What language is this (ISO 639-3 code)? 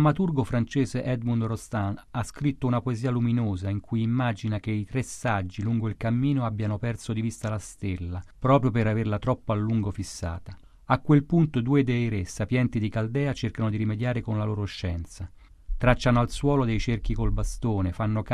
ita